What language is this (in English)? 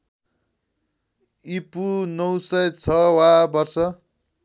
Nepali